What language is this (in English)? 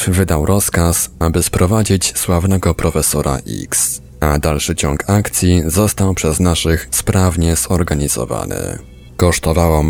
Polish